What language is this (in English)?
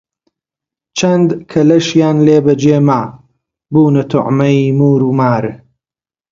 Central Kurdish